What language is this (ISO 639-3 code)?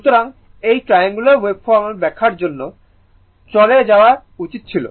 ben